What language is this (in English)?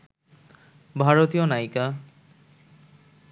Bangla